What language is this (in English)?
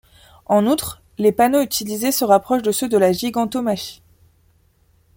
French